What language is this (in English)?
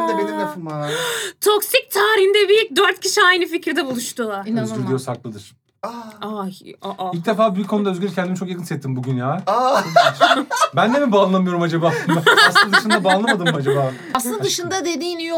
Turkish